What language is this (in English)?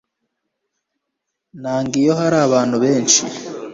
Kinyarwanda